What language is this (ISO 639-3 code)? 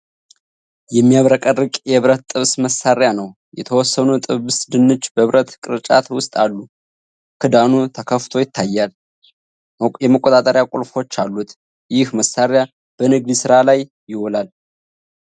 amh